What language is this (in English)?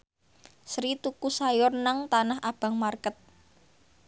Javanese